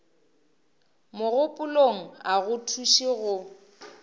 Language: Northern Sotho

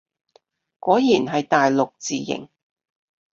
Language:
Cantonese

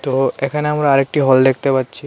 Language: Bangla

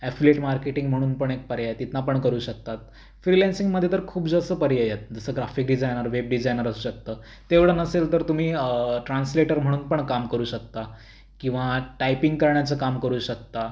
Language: Marathi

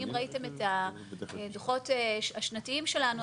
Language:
Hebrew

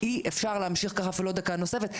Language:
Hebrew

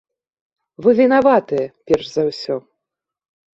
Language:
Belarusian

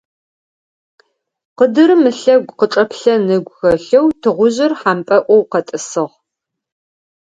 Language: Adyghe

